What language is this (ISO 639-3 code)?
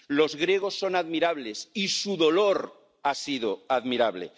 spa